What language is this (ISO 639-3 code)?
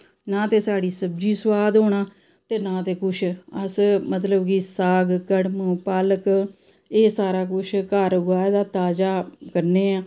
doi